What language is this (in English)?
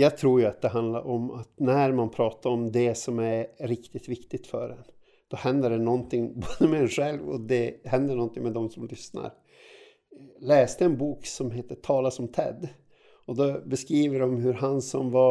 Swedish